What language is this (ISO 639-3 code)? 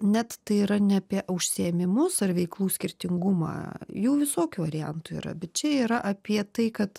lit